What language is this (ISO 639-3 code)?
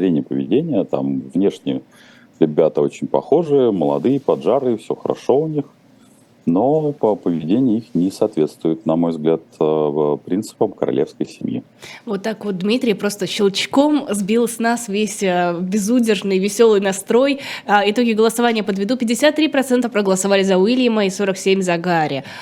rus